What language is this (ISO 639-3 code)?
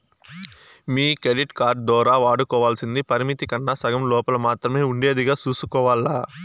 tel